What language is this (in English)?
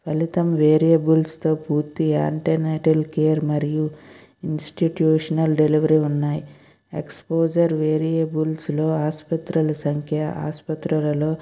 Telugu